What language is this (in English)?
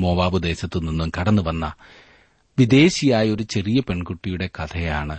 Malayalam